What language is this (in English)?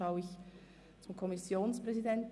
Swiss German